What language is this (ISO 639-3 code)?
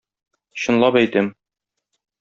tat